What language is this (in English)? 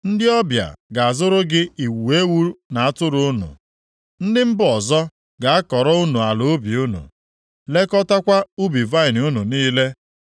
Igbo